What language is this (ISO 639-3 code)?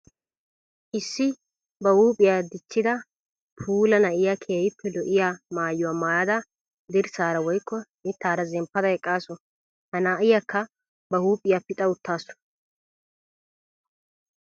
wal